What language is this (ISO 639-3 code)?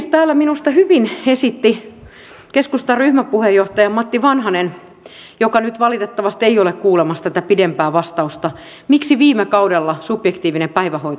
fin